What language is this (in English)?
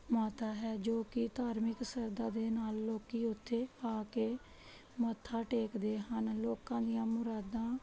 Punjabi